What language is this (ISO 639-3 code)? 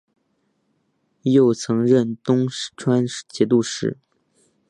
zho